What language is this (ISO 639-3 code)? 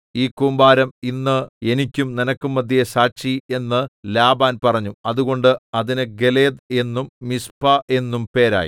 mal